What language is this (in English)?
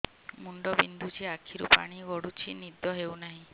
Odia